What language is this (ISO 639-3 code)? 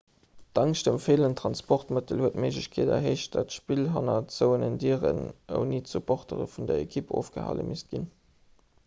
ltz